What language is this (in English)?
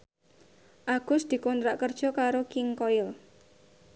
Javanese